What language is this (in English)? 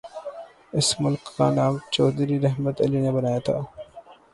Urdu